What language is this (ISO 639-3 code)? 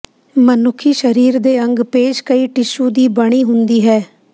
pan